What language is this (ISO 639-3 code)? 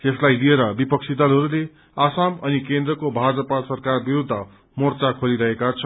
nep